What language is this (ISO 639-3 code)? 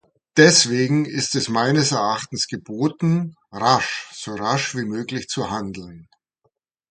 deu